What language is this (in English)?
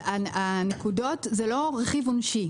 Hebrew